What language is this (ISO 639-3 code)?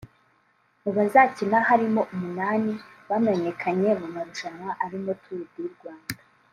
kin